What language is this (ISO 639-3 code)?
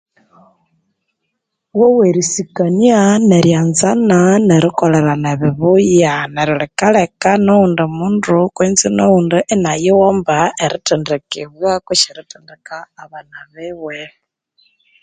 koo